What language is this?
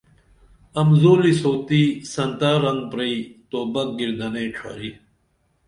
Dameli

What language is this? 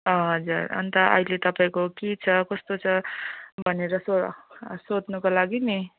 Nepali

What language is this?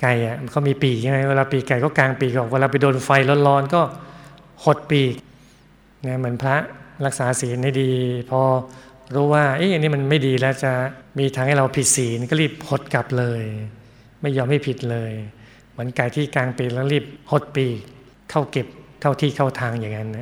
Thai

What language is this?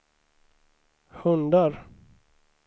Swedish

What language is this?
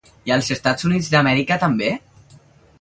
Catalan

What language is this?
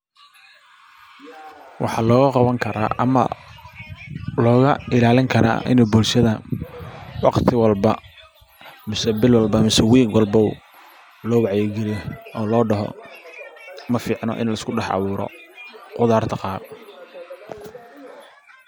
Somali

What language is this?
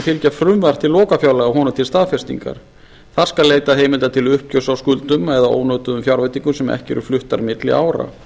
Icelandic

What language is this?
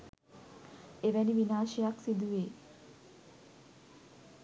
Sinhala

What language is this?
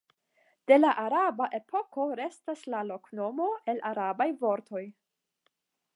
Esperanto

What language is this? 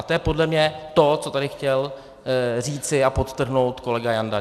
Czech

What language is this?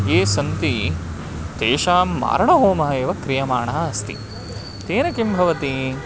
Sanskrit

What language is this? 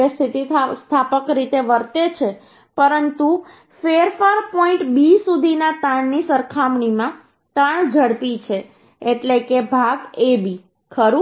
Gujarati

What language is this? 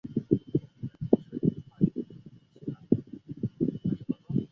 Chinese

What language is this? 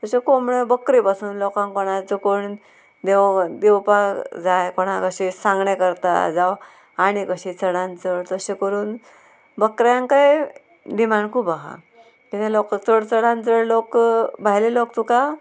Konkani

